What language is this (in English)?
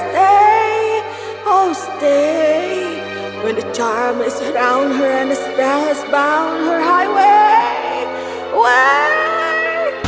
Indonesian